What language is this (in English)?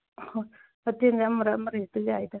Manipuri